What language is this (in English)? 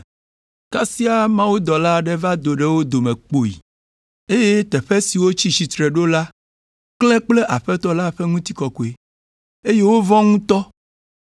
Ewe